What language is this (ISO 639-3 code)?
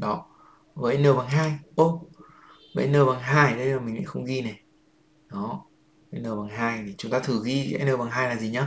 vie